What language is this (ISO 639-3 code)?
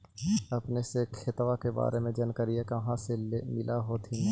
mag